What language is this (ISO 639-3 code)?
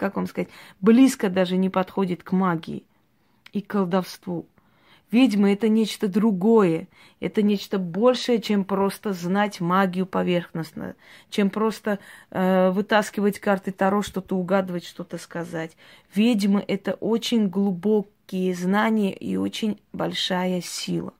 rus